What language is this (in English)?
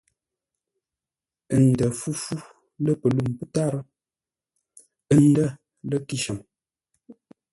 Ngombale